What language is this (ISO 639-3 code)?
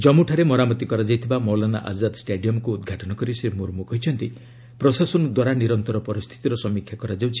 ori